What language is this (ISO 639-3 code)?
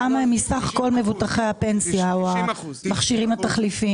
heb